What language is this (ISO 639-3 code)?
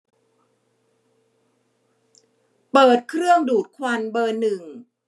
tha